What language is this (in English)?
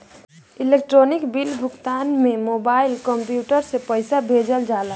Bhojpuri